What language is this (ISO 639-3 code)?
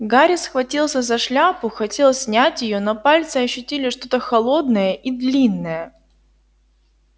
rus